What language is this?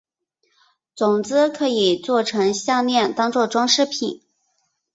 Chinese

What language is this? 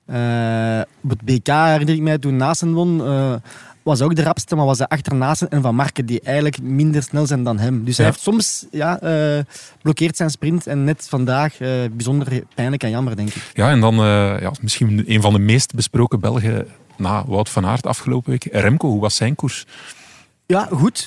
Dutch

